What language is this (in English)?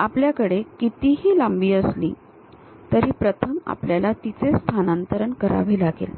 Marathi